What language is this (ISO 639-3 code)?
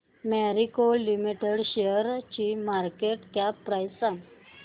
mar